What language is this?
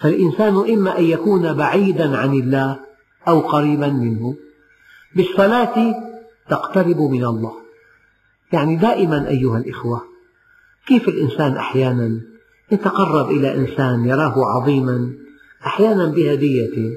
Arabic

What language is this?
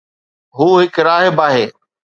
Sindhi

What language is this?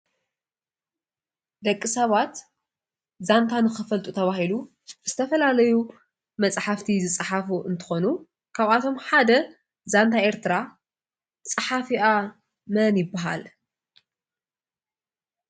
Tigrinya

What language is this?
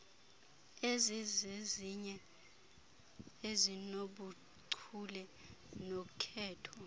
Xhosa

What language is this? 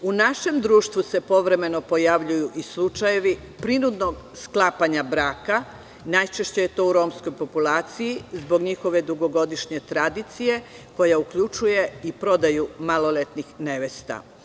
Serbian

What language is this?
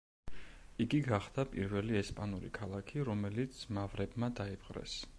Georgian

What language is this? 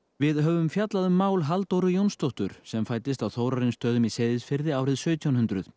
Icelandic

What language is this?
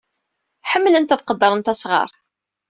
Kabyle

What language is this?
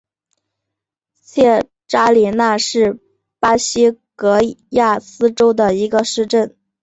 Chinese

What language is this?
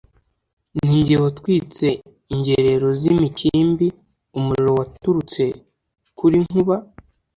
Kinyarwanda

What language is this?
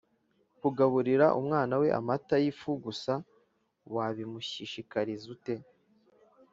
Kinyarwanda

